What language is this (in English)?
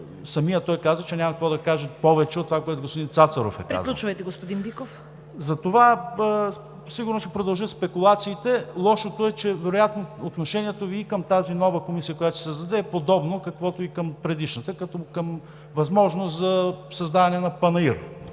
Bulgarian